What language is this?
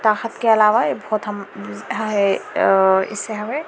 Urdu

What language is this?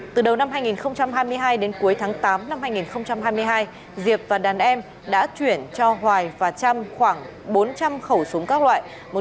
Vietnamese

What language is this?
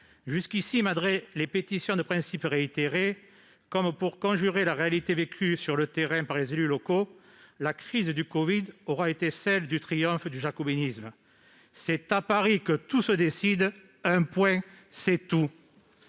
French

